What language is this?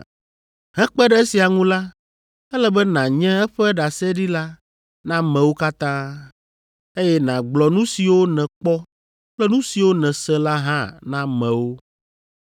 Ewe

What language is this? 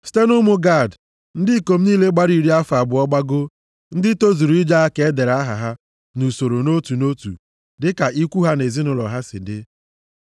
Igbo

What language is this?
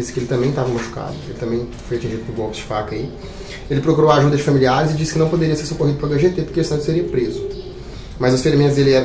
Portuguese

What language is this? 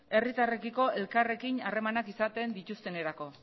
Basque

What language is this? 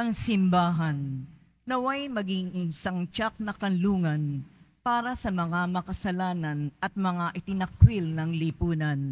Filipino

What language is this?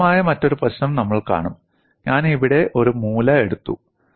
Malayalam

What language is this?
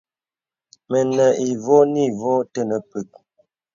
Bebele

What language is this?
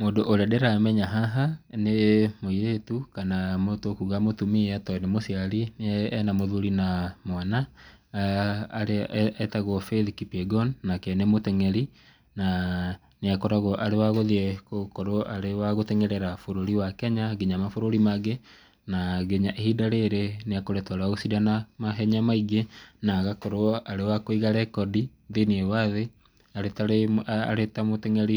Kikuyu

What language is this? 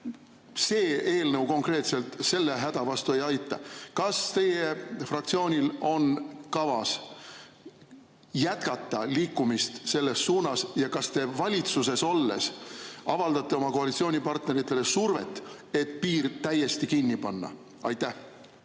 Estonian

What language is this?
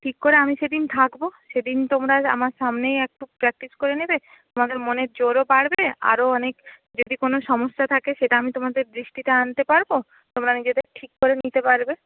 Bangla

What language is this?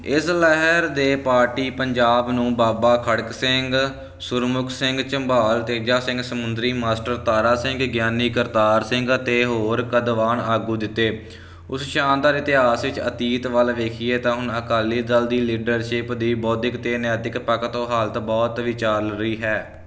Punjabi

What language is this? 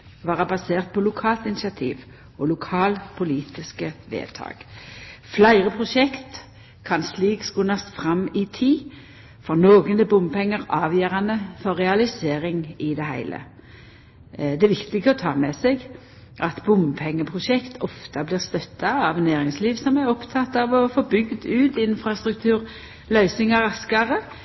Norwegian Nynorsk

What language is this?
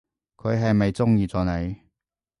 Cantonese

